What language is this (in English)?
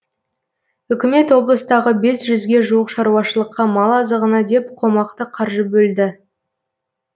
Kazakh